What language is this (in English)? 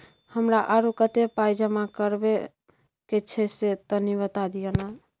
Maithili